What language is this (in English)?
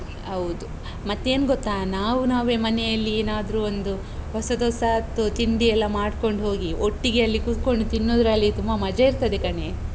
Kannada